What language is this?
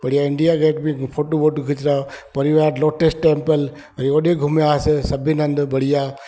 Sindhi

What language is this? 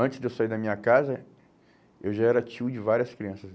Portuguese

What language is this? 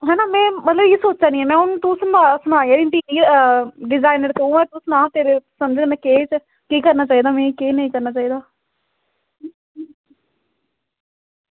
Dogri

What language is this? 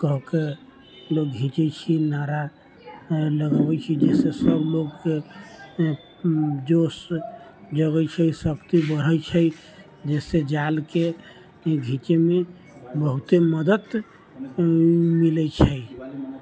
Maithili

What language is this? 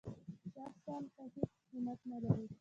Pashto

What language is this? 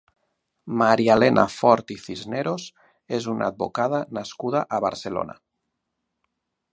Catalan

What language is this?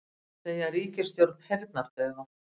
Icelandic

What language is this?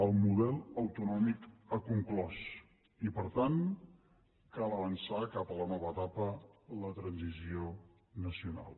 Catalan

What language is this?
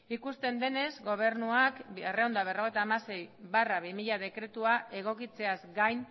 Basque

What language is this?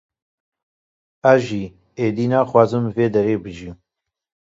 Kurdish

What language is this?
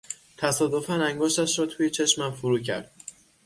Persian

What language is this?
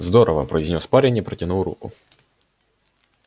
Russian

